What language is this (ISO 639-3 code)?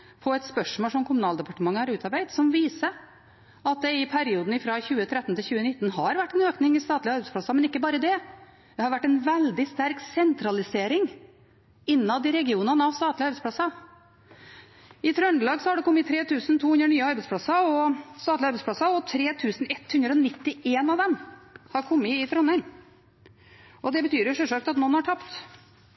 nob